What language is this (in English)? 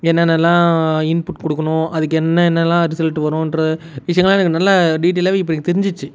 Tamil